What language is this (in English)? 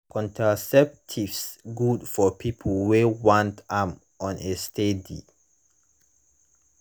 Nigerian Pidgin